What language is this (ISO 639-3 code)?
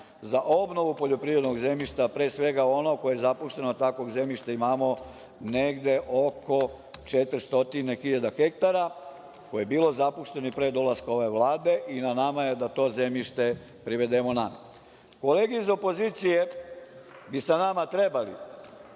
srp